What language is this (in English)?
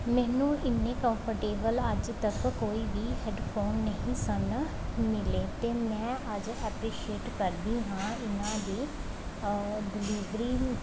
Punjabi